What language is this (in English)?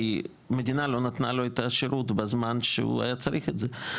Hebrew